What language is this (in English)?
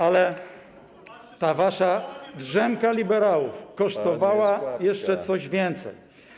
Polish